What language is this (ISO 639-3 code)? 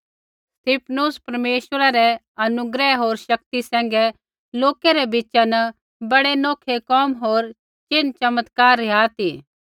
kfx